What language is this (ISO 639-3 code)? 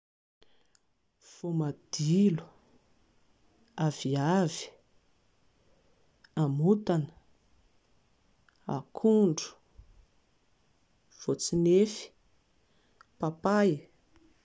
mlg